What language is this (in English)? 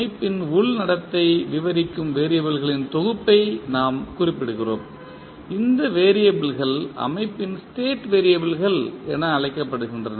Tamil